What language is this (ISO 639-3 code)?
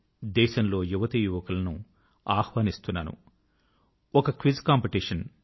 tel